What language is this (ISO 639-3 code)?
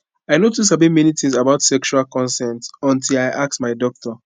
pcm